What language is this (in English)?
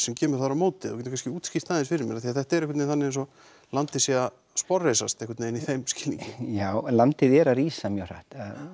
Icelandic